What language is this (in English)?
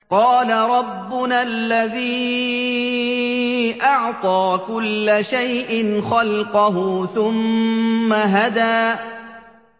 Arabic